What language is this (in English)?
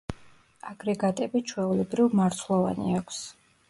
Georgian